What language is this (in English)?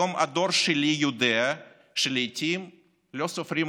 Hebrew